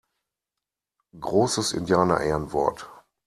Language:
German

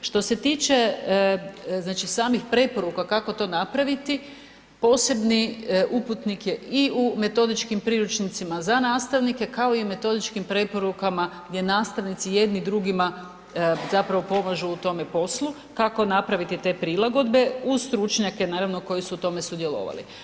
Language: Croatian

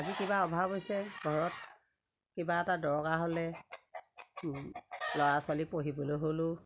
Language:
Assamese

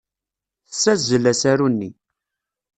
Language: Kabyle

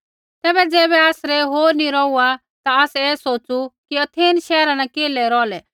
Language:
Kullu Pahari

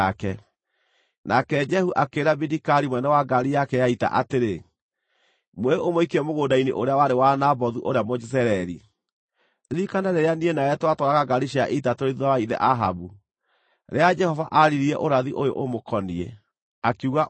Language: Kikuyu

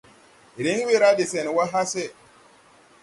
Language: Tupuri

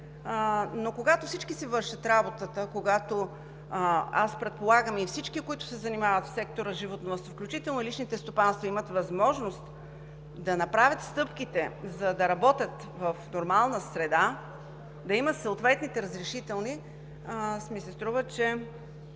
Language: Bulgarian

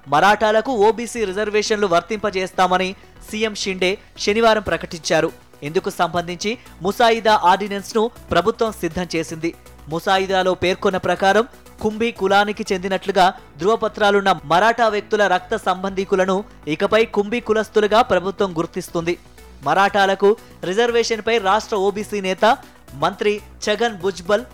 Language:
Telugu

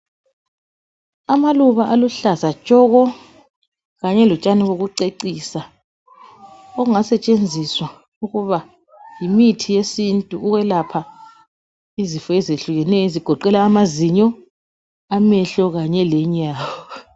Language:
North Ndebele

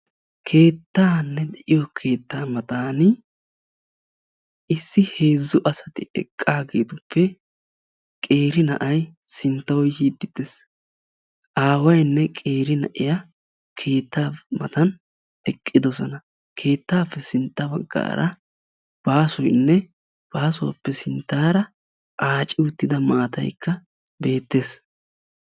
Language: Wolaytta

